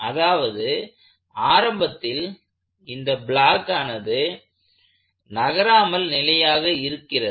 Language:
Tamil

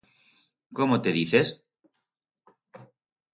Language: Aragonese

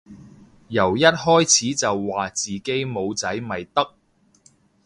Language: Cantonese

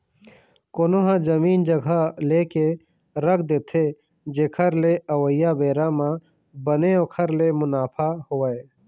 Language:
Chhattisgarhi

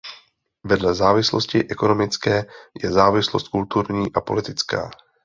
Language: Czech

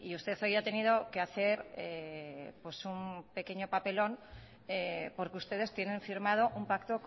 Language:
Spanish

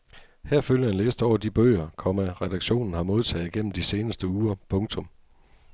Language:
Danish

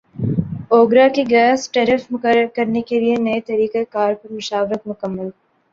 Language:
Urdu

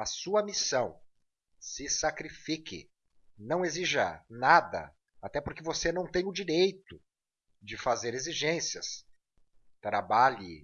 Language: Portuguese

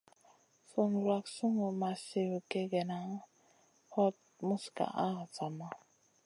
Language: Masana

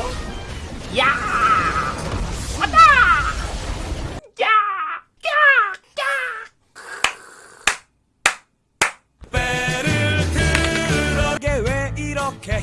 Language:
Korean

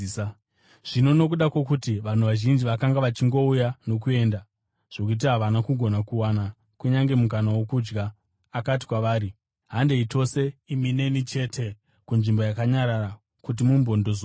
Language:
Shona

